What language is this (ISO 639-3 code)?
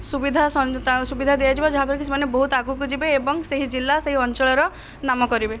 ori